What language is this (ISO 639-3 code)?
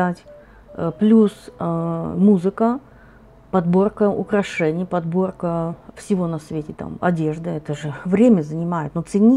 rus